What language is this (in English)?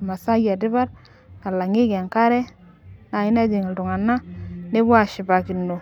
Masai